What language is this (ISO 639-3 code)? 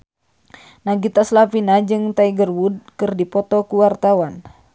sun